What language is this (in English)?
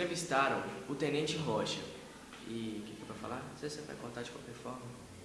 Portuguese